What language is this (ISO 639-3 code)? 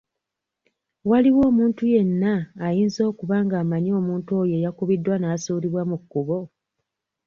lug